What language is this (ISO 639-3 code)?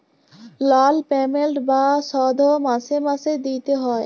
ben